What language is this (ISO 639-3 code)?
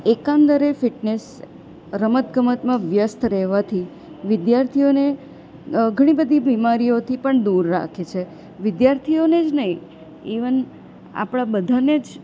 guj